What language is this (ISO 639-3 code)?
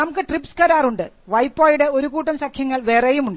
mal